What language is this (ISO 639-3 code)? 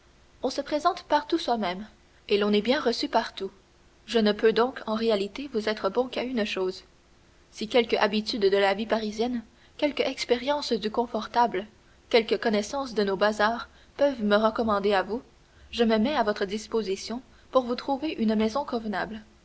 fra